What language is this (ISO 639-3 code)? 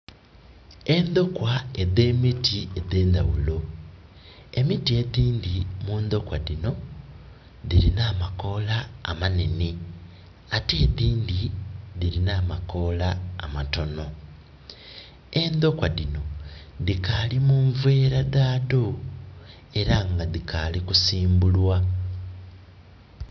xog